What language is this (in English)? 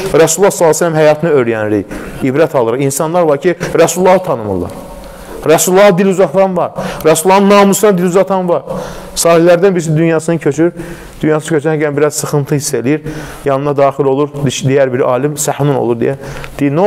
Turkish